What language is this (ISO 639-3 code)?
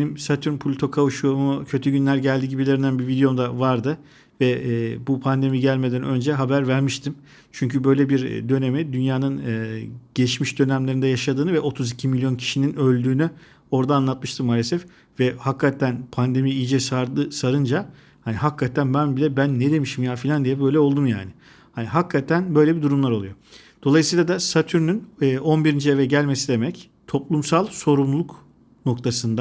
tur